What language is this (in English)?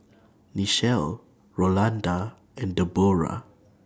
English